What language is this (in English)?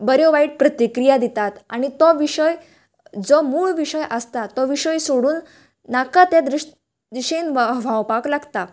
Konkani